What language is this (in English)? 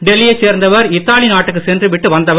Tamil